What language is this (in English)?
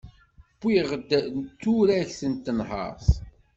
Kabyle